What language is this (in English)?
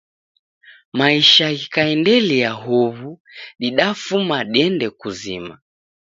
Taita